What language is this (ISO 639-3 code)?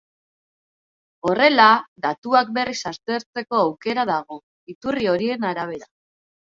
eus